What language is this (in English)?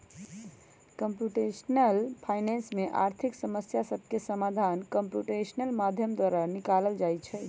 Magahi